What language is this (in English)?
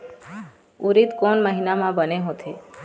Chhattisgarhi